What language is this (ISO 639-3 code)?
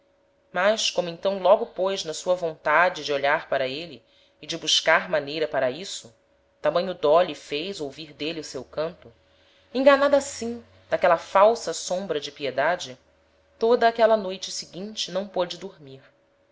por